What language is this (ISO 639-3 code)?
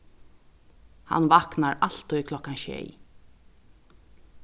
fao